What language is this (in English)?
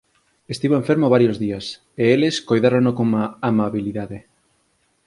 Galician